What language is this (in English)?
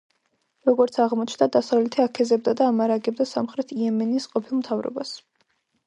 Georgian